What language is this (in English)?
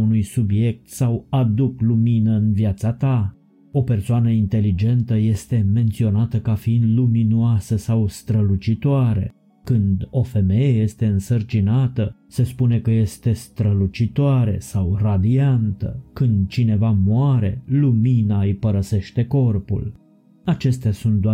Romanian